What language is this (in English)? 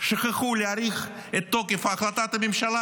Hebrew